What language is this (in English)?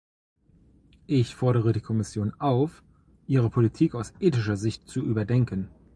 German